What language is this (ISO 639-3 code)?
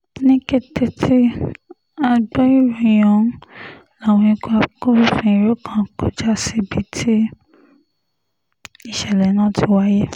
yor